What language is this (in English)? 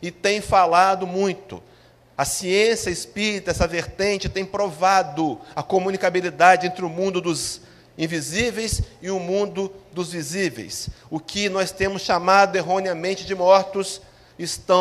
Portuguese